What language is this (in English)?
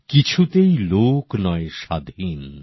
Bangla